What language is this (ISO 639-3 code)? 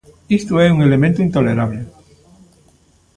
glg